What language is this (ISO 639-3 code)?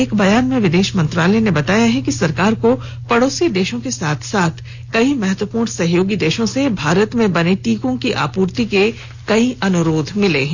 hin